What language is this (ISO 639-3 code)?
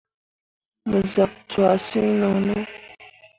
mua